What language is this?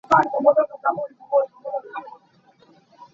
Hakha Chin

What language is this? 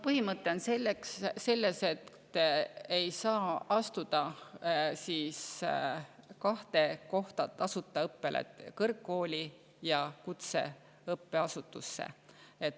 Estonian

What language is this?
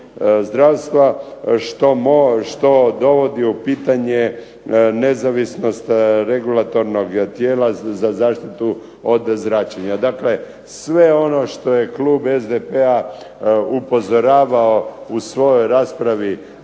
Croatian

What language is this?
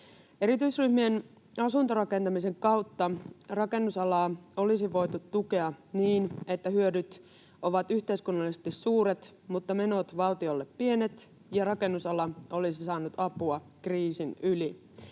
Finnish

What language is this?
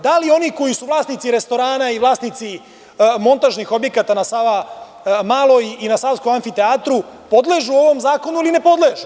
Serbian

